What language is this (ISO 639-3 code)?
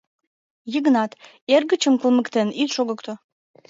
chm